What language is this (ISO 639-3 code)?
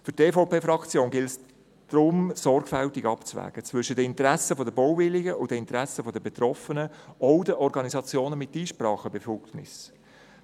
gsw